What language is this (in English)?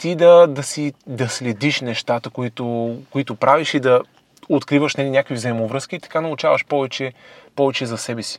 Bulgarian